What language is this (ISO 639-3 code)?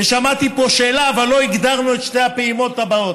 heb